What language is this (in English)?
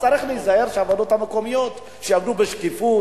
Hebrew